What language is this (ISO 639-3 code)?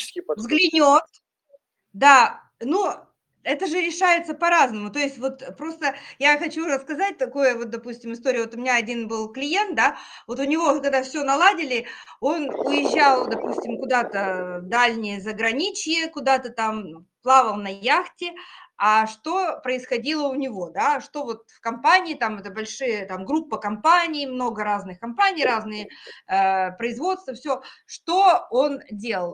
rus